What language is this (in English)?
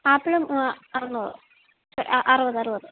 Malayalam